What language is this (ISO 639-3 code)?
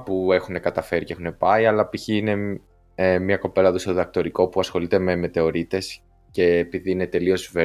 ell